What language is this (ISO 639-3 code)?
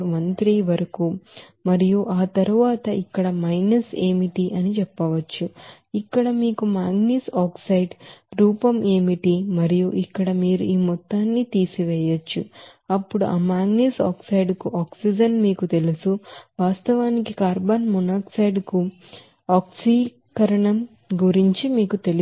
tel